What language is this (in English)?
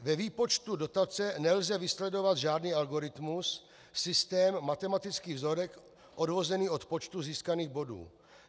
Czech